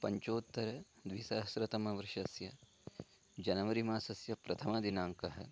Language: Sanskrit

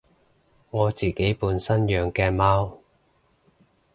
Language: Cantonese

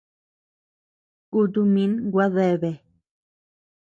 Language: Tepeuxila Cuicatec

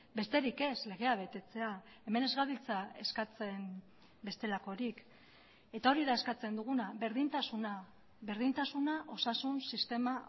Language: Basque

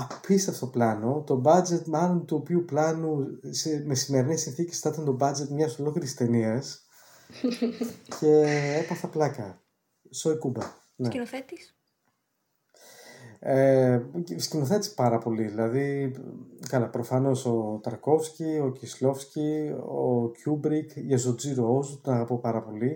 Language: Greek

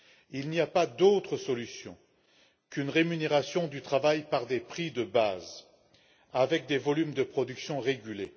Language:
French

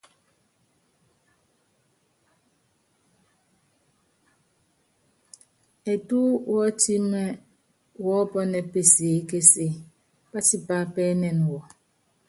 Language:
Yangben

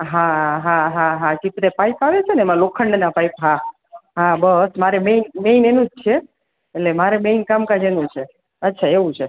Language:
Gujarati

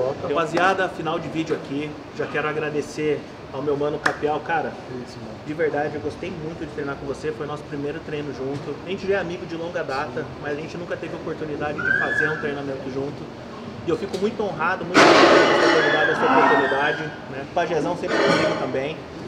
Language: Portuguese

